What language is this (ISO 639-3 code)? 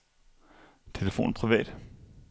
dan